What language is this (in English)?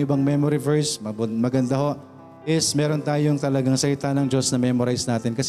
Filipino